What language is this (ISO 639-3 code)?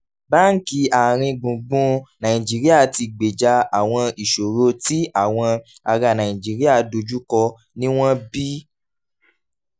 yor